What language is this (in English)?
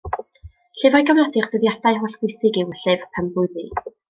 Welsh